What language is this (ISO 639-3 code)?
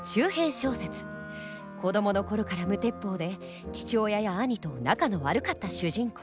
jpn